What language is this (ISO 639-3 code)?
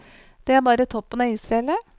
nor